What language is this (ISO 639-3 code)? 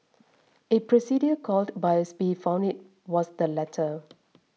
eng